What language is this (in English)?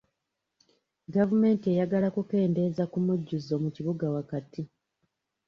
Ganda